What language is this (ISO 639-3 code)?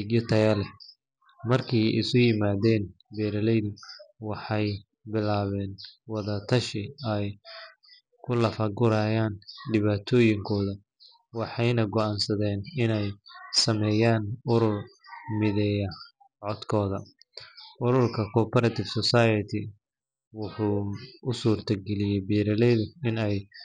som